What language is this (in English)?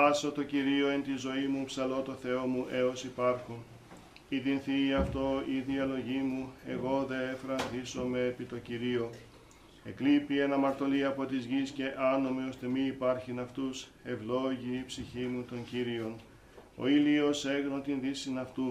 Greek